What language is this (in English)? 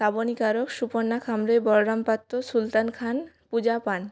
Bangla